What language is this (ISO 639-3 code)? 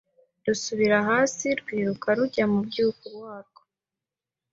kin